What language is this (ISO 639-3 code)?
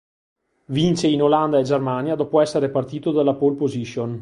ita